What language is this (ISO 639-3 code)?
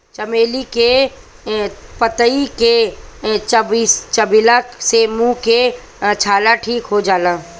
bho